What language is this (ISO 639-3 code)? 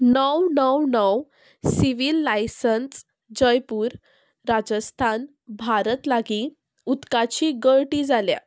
kok